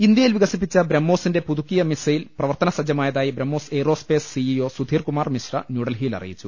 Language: Malayalam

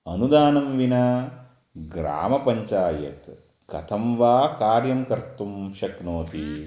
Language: Sanskrit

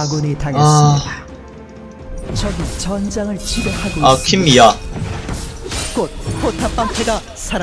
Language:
Korean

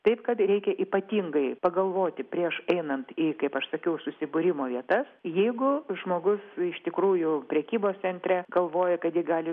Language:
Lithuanian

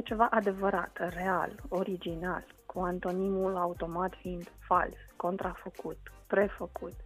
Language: Romanian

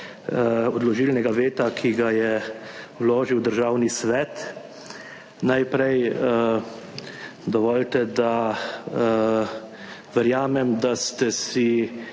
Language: Slovenian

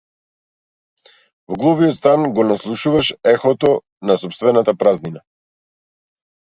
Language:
Macedonian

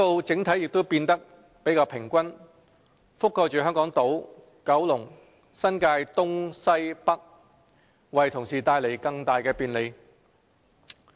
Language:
Cantonese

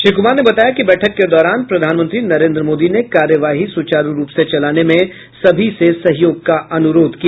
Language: Hindi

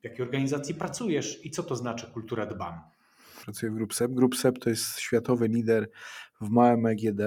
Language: Polish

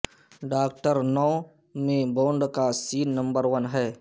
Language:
Urdu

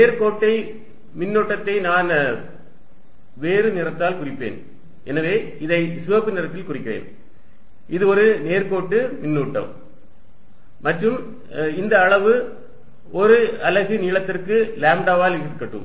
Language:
Tamil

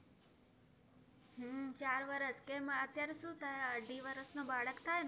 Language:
Gujarati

